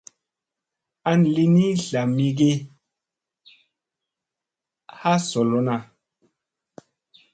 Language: Musey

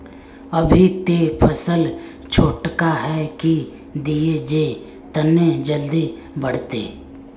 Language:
Magahi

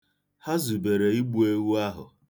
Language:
Igbo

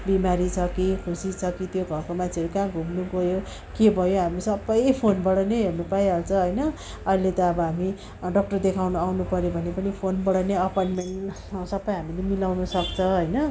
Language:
Nepali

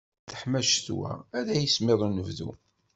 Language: Kabyle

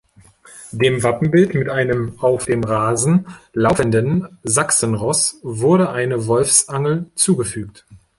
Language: German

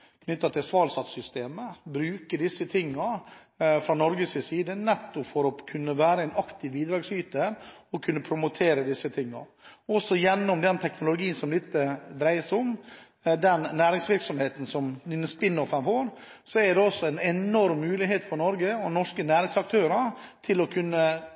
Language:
Norwegian Bokmål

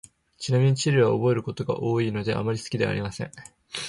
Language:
Japanese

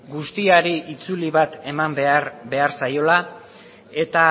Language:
Basque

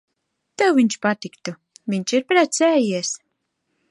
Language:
Latvian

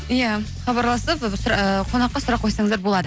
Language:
Kazakh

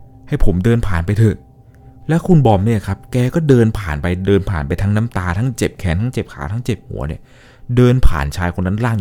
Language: Thai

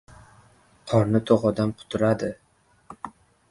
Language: Uzbek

